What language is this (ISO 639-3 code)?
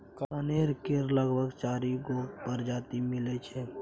mai